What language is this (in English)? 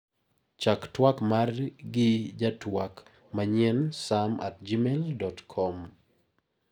Luo (Kenya and Tanzania)